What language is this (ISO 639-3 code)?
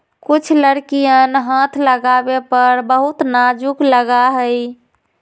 mag